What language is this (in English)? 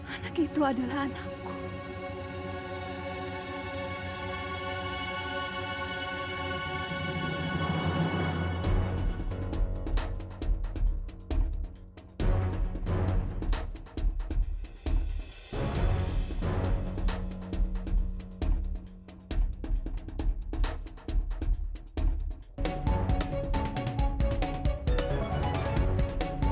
Indonesian